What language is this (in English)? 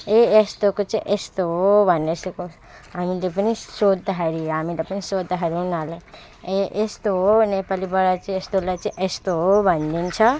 Nepali